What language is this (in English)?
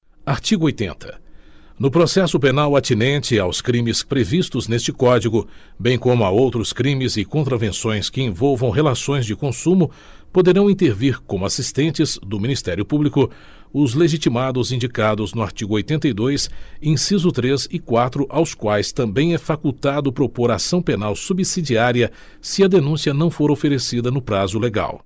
Portuguese